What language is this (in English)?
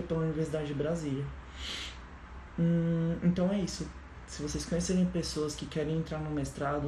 Portuguese